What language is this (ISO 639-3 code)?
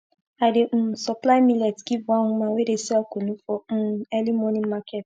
pcm